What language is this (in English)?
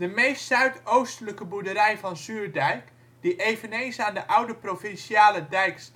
Dutch